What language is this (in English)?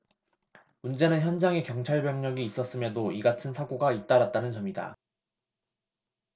Korean